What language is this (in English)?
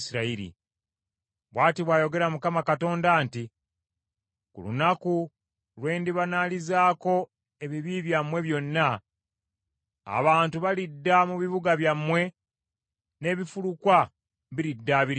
Ganda